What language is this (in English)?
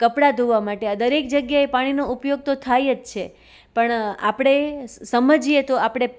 Gujarati